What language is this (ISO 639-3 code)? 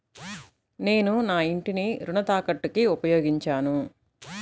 tel